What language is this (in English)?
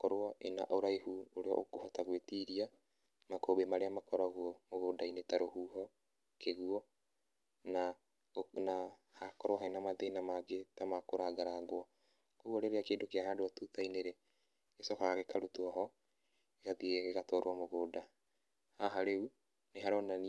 Kikuyu